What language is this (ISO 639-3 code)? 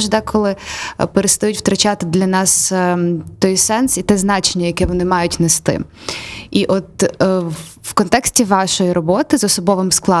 ukr